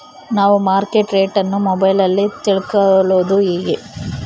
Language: Kannada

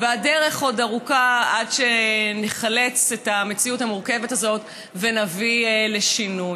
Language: Hebrew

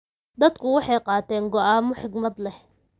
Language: Somali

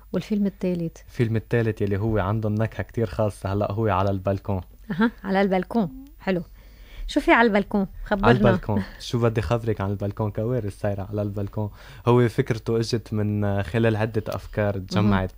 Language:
Arabic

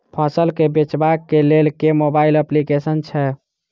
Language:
Maithili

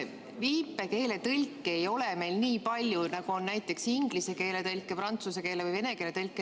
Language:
Estonian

